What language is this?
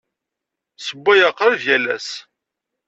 Kabyle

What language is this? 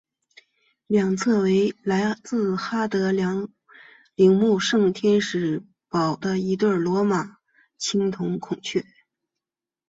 Chinese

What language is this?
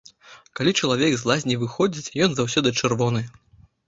Belarusian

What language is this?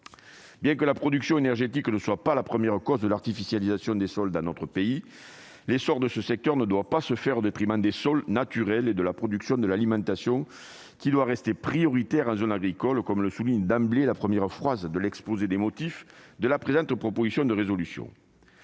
French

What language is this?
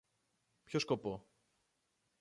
Greek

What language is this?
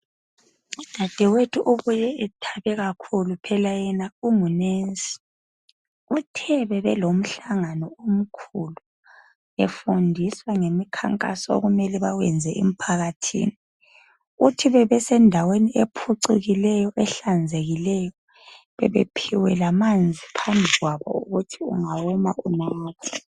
North Ndebele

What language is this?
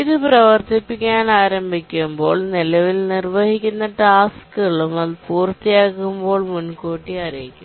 Malayalam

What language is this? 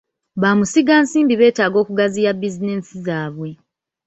Ganda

